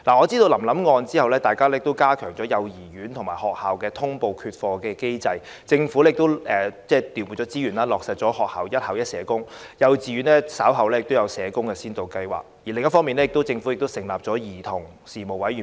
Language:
Cantonese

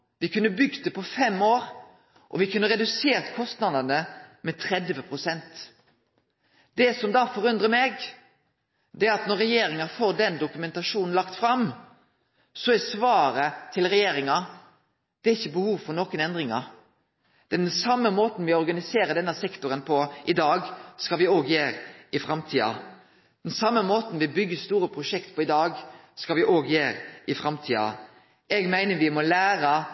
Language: Norwegian Nynorsk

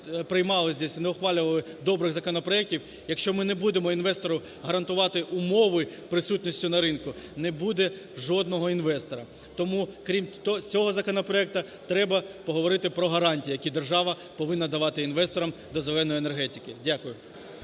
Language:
Ukrainian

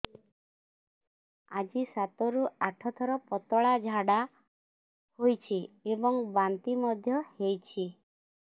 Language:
Odia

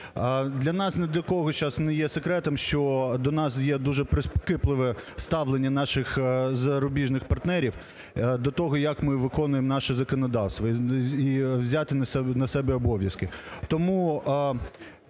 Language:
Ukrainian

